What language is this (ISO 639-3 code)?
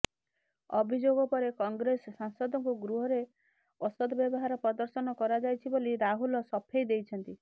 ori